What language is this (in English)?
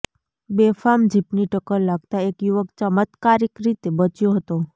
Gujarati